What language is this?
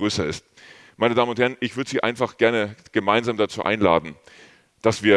German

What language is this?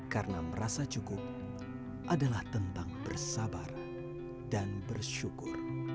Indonesian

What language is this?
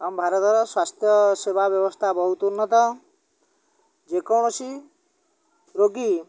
Odia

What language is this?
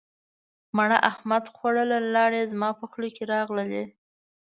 Pashto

